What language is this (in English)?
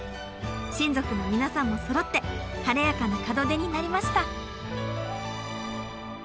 Japanese